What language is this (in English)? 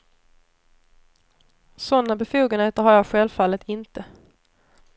Swedish